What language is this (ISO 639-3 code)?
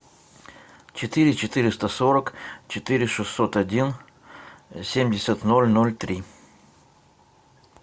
rus